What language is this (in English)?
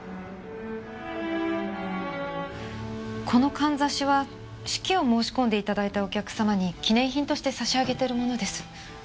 Japanese